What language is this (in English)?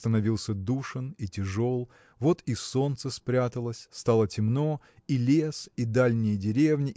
Russian